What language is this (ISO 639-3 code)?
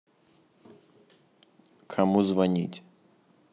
rus